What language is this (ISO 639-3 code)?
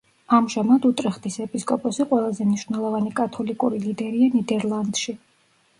kat